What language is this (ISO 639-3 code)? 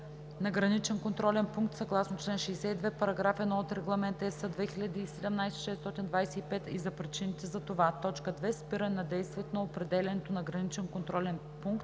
bul